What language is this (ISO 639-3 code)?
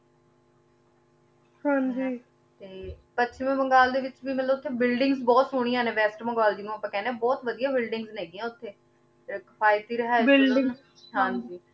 pan